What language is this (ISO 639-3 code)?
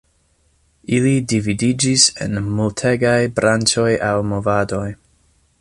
epo